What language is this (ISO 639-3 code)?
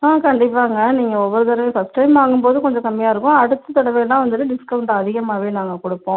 tam